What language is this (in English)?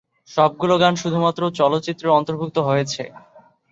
Bangla